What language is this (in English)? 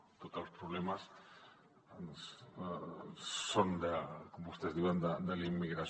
Catalan